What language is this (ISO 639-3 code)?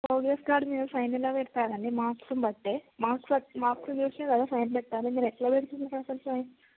tel